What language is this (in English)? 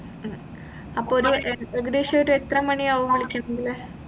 Malayalam